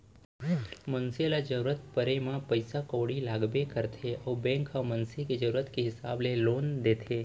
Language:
Chhattisgarhi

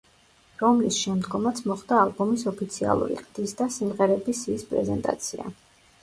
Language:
Georgian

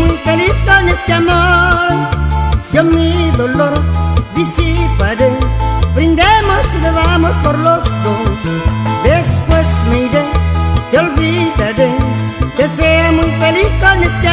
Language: Spanish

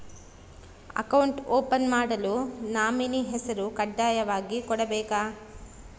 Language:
Kannada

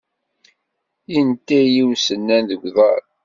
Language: Kabyle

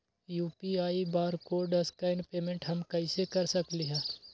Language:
Magahi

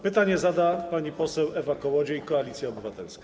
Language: Polish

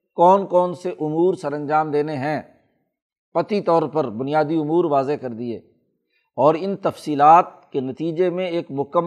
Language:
Urdu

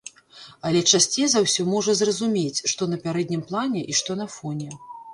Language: Belarusian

